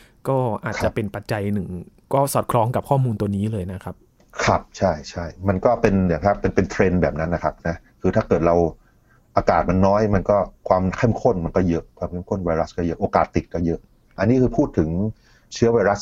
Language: Thai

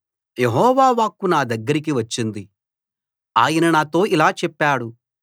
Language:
Telugu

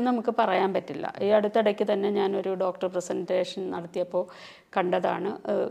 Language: Malayalam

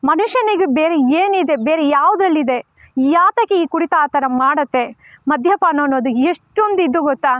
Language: Kannada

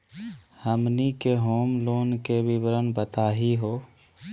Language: Magahi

